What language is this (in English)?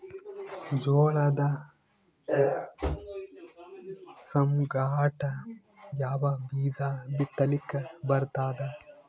Kannada